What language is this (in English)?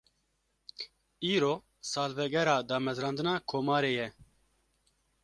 Kurdish